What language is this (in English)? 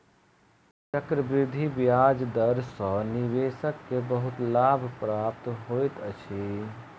Maithili